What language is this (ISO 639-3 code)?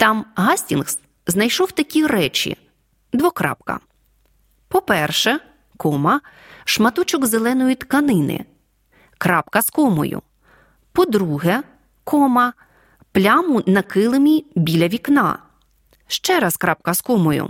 ukr